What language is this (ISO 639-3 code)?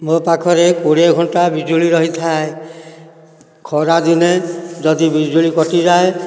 ori